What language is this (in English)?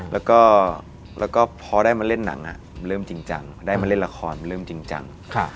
Thai